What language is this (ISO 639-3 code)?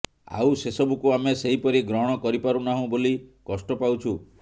ori